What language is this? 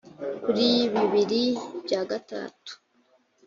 Kinyarwanda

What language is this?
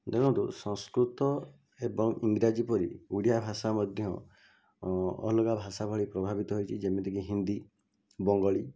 Odia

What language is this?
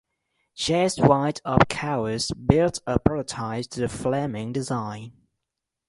English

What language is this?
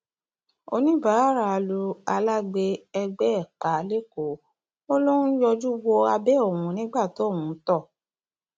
Yoruba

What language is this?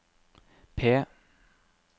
Norwegian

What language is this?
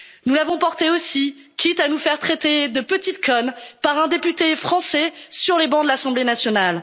French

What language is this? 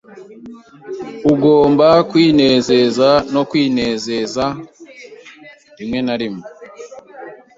Kinyarwanda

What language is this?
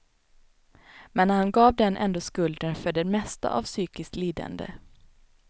Swedish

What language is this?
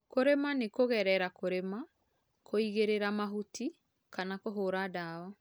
Kikuyu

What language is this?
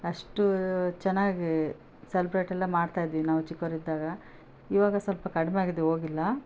Kannada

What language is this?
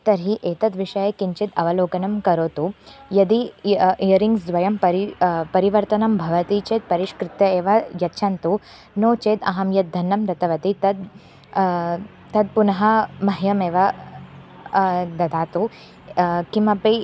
Sanskrit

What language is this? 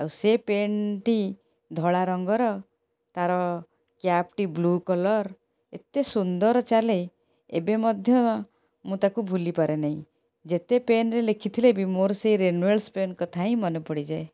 Odia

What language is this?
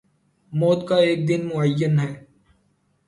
Urdu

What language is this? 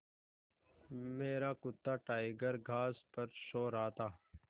Hindi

